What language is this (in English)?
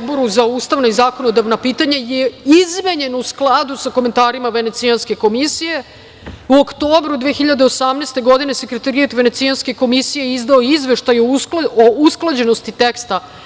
Serbian